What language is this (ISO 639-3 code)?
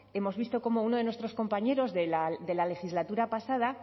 spa